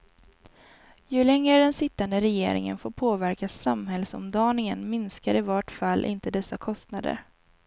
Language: Swedish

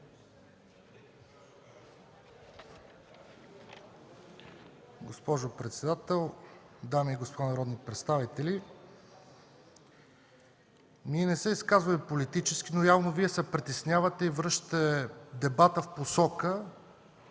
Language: Bulgarian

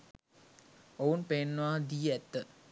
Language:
Sinhala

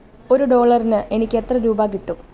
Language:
Malayalam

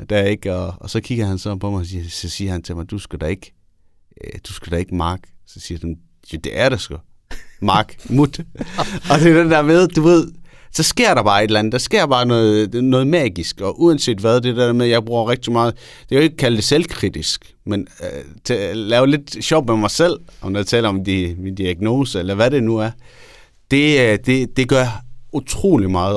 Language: Danish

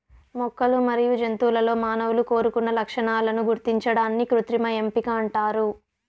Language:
Telugu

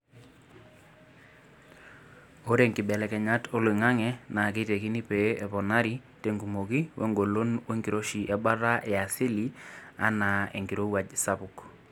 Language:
Masai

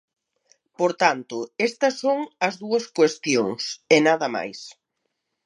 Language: Galician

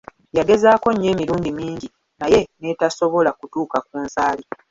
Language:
Ganda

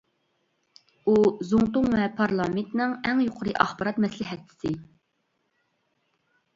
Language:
Uyghur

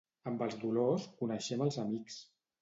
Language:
Catalan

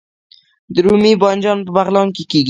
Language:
Pashto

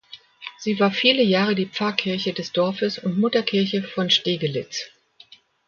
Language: German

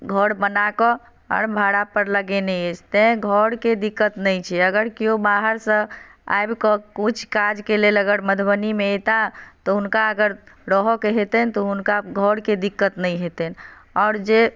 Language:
Maithili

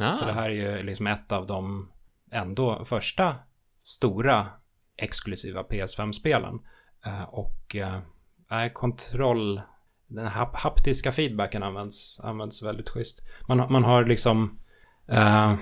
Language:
Swedish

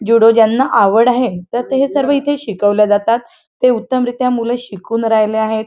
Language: Marathi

